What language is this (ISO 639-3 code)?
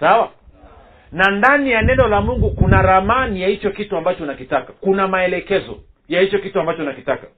swa